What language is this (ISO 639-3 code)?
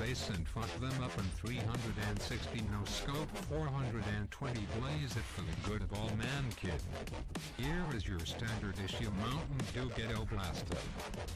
fin